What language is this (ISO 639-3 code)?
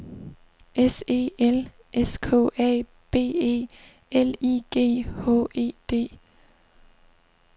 dan